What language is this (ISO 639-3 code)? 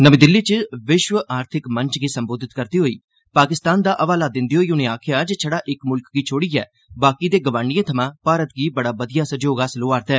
doi